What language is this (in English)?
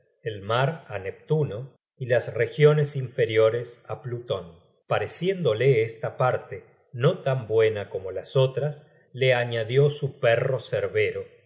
Spanish